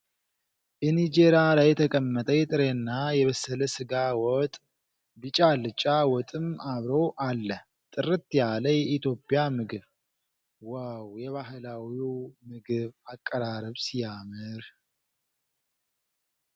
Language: Amharic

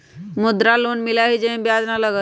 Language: Magahi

